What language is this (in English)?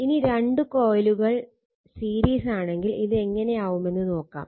Malayalam